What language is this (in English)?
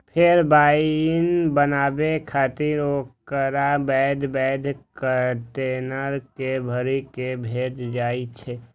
Maithili